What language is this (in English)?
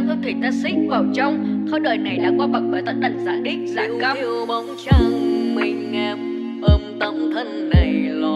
Vietnamese